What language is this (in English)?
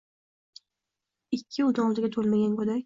Uzbek